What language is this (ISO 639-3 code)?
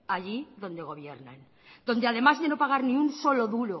spa